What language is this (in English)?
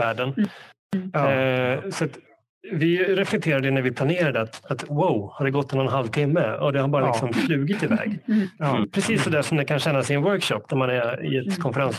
Swedish